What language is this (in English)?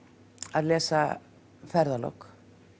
Icelandic